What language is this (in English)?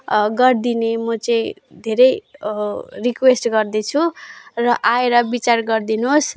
Nepali